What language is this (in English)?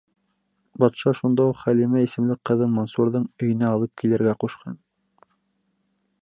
Bashkir